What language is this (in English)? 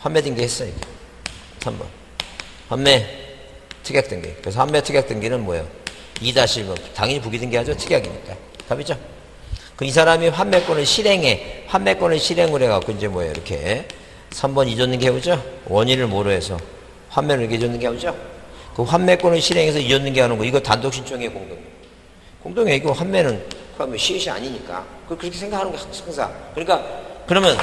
Korean